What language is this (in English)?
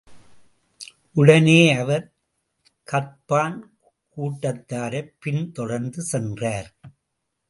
Tamil